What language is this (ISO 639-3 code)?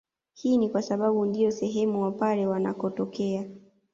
swa